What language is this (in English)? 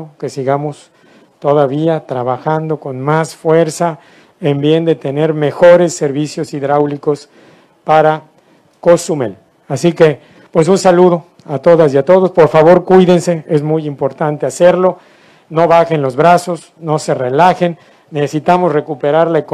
Spanish